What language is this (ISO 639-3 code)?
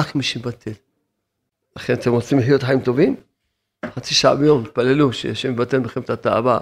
heb